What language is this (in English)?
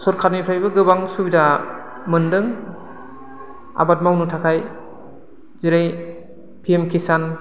Bodo